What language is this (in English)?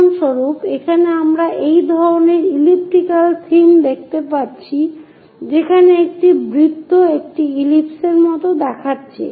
Bangla